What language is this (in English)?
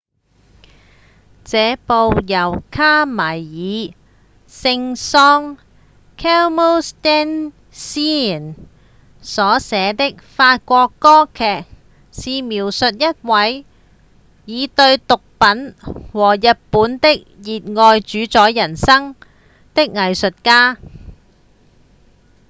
Cantonese